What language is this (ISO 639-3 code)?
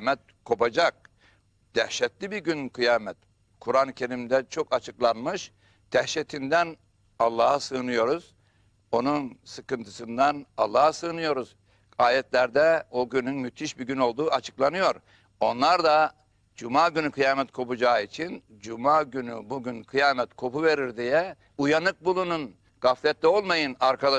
tur